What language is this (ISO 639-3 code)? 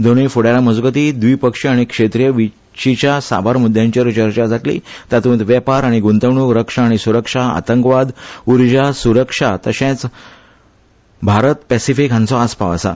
kok